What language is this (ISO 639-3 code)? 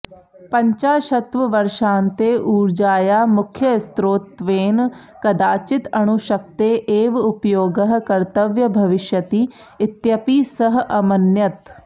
san